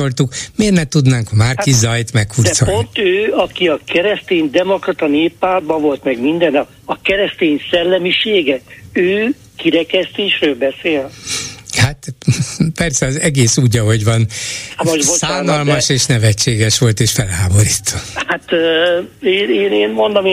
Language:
Hungarian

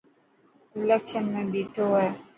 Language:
Dhatki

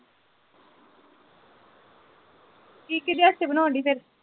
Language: Punjabi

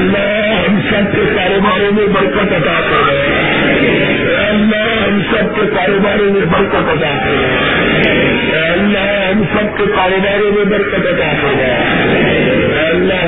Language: Urdu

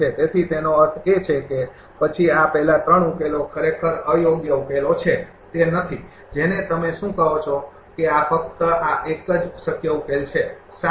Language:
Gujarati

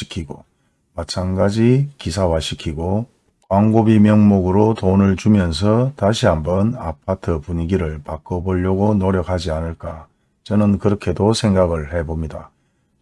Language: Korean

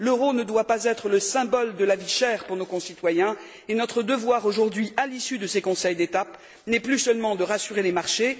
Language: French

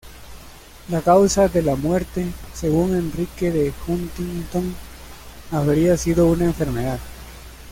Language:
Spanish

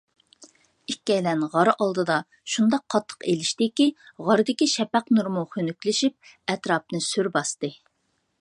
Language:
Uyghur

